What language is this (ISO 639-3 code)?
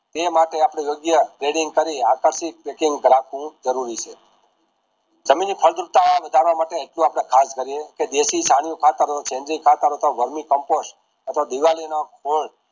guj